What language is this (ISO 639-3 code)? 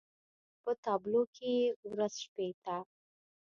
pus